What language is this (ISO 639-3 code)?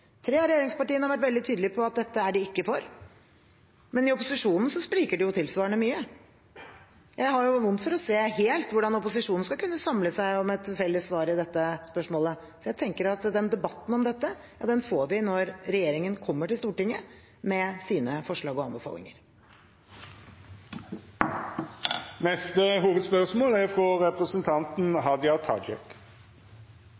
nor